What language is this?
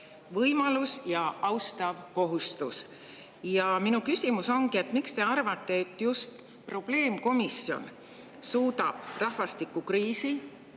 Estonian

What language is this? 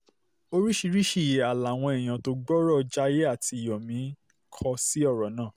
Yoruba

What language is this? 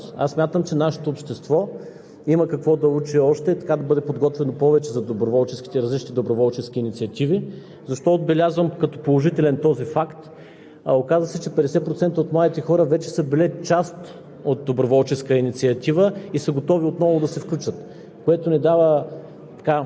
Bulgarian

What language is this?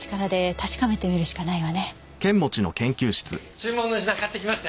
Japanese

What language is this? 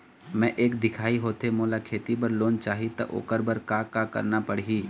Chhattisgarhi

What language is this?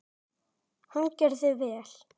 Icelandic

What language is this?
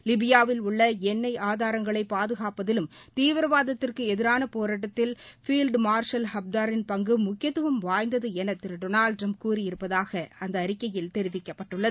Tamil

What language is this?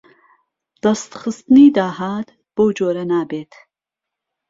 Central Kurdish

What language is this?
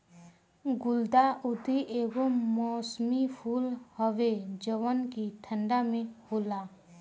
Bhojpuri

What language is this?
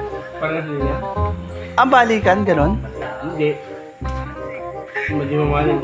Filipino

